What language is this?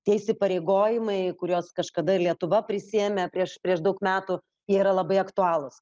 Lithuanian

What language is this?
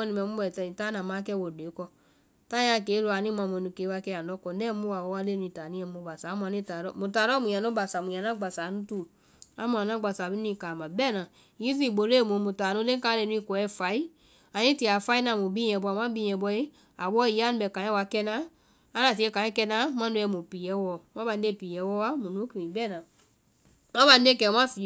Vai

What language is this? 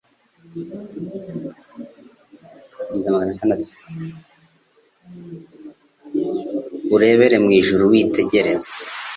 Kinyarwanda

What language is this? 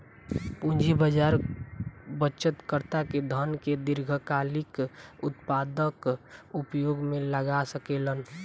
Bhojpuri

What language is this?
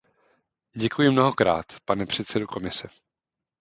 Czech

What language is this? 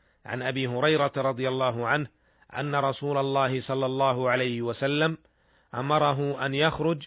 Arabic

